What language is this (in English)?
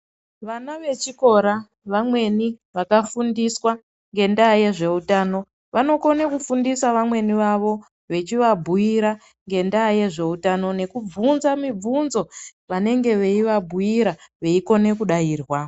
Ndau